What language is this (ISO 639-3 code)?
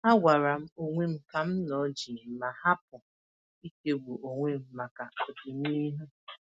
ibo